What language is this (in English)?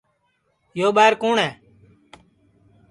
Sansi